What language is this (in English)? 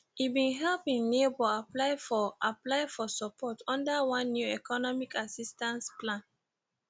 Nigerian Pidgin